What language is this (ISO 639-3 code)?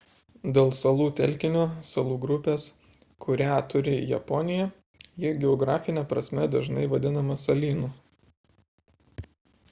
lit